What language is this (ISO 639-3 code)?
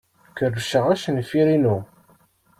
kab